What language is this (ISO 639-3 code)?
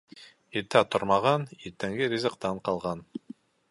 bak